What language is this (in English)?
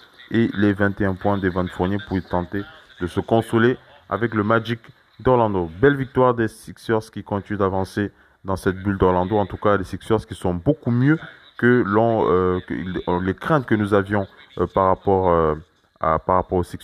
French